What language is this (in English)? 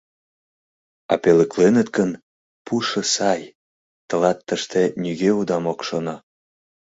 Mari